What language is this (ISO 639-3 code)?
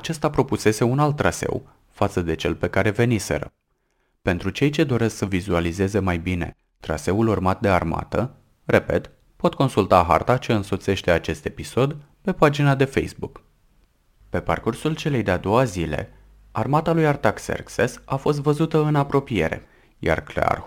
ron